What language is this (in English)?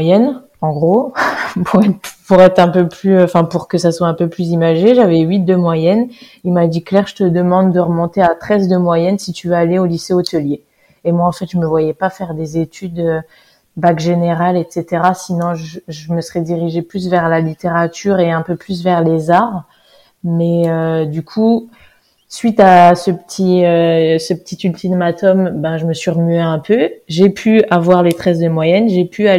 French